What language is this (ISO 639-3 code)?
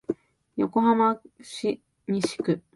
jpn